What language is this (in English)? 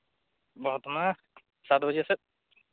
Santali